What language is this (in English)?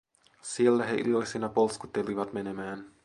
Finnish